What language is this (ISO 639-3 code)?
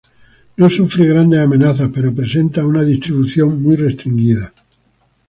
spa